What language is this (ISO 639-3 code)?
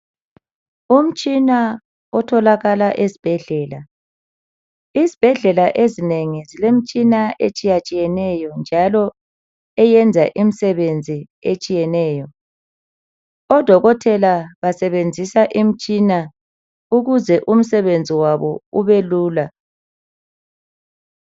nde